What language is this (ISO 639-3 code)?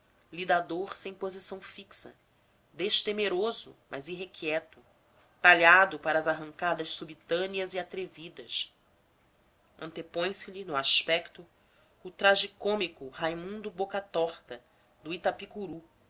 por